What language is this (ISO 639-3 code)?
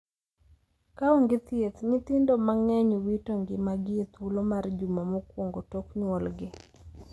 luo